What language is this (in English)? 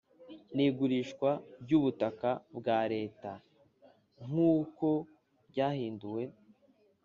Kinyarwanda